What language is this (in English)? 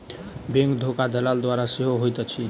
Maithili